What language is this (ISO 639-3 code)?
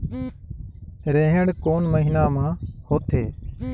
hne